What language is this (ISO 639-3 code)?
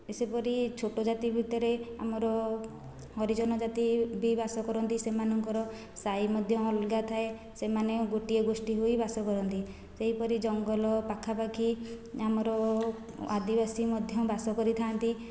ori